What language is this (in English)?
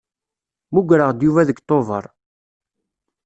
Kabyle